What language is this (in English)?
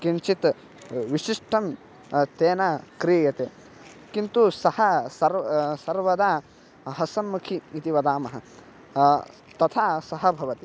Sanskrit